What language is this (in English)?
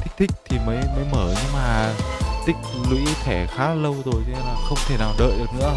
Vietnamese